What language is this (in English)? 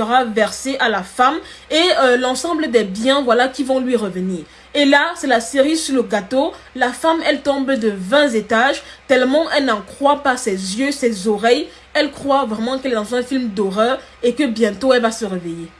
French